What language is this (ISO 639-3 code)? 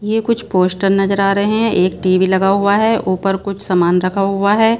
hin